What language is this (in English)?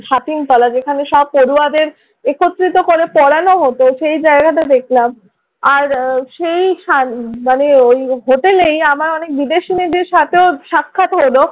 Bangla